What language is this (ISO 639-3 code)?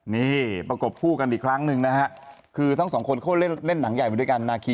tha